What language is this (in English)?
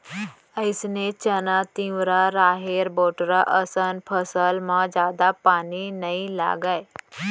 Chhattisgarhi